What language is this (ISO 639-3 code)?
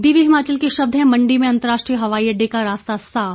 hin